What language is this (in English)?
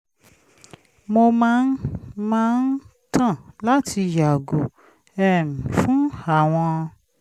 Yoruba